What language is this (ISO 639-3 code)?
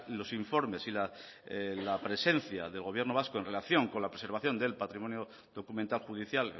spa